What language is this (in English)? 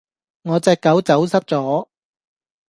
Cantonese